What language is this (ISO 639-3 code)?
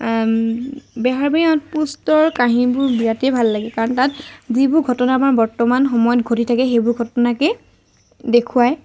asm